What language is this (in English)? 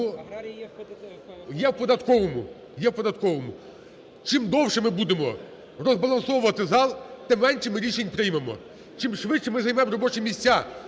Ukrainian